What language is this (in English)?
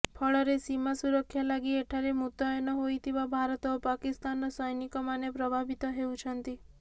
Odia